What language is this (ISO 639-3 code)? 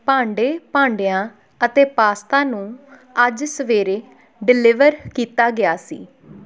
pan